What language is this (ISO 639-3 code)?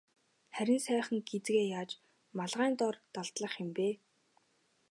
mon